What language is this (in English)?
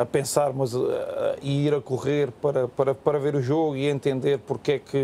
Portuguese